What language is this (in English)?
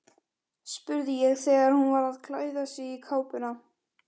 Icelandic